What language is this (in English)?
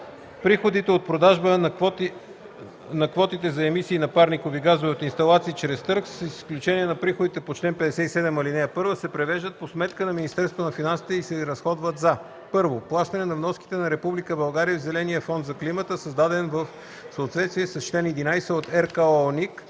Bulgarian